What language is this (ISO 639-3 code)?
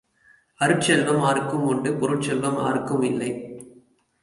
tam